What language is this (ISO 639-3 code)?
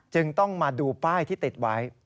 tha